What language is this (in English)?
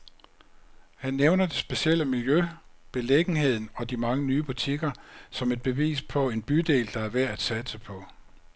Danish